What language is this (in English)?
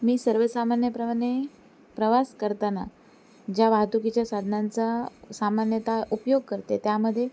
Marathi